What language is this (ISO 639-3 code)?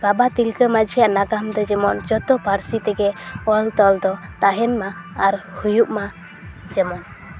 sat